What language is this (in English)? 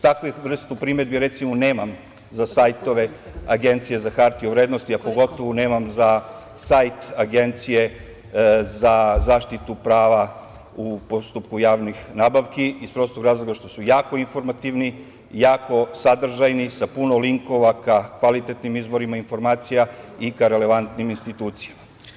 Serbian